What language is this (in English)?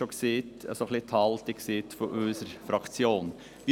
Swiss German